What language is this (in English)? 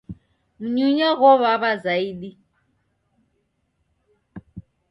Taita